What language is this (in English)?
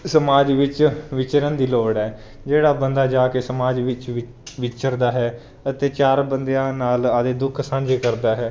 Punjabi